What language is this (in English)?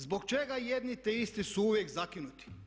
Croatian